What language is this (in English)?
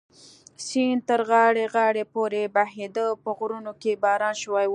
Pashto